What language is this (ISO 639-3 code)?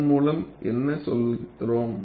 tam